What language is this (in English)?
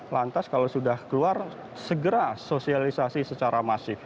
Indonesian